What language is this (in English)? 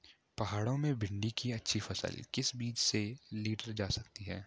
Hindi